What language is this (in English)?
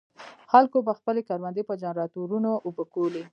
Pashto